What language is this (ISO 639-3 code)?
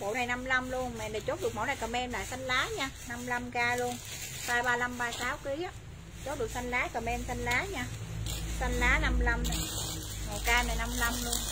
vie